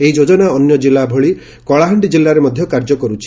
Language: Odia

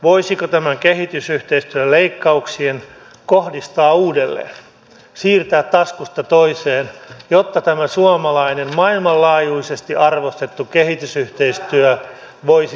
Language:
Finnish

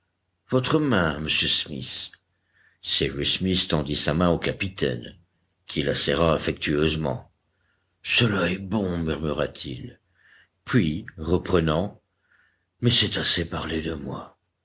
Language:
French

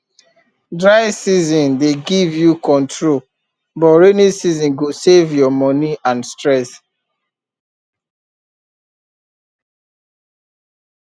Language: Nigerian Pidgin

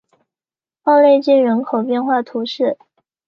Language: Chinese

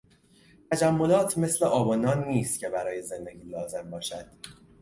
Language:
Persian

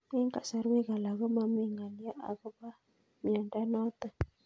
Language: Kalenjin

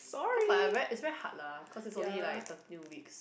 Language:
English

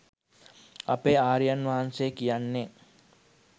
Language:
Sinhala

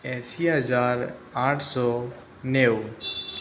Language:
Gujarati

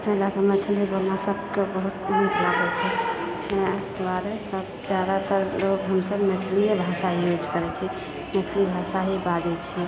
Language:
Maithili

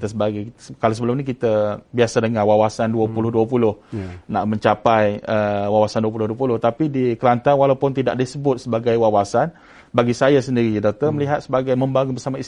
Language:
Malay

